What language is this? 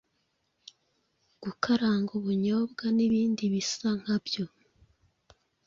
Kinyarwanda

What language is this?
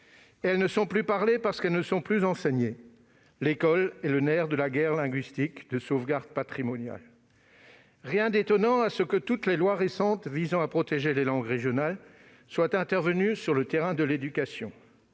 French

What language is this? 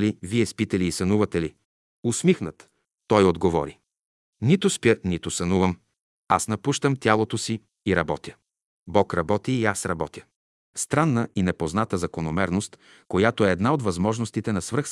Bulgarian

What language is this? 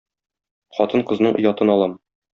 Tatar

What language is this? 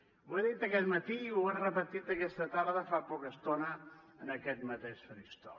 Catalan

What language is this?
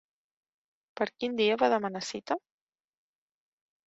Catalan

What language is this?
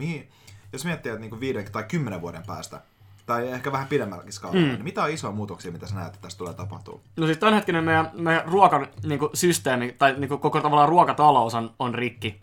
Finnish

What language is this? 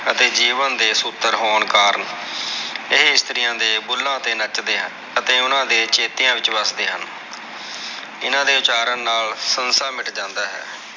Punjabi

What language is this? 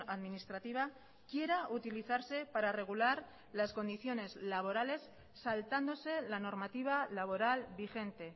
Spanish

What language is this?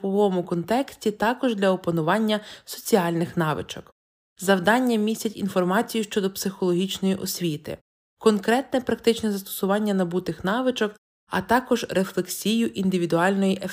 Ukrainian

